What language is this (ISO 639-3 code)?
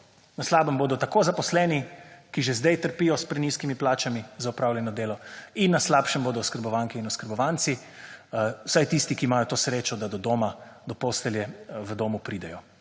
slv